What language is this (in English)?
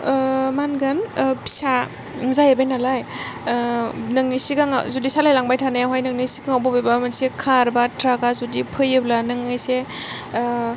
Bodo